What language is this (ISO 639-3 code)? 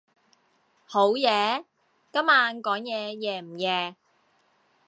yue